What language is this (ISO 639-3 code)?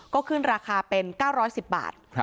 tha